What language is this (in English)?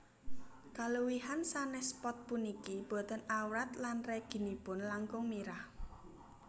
Javanese